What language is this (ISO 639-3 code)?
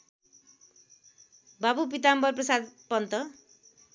nep